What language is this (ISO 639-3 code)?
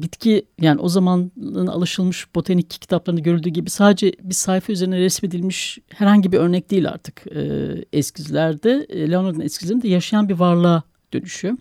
tur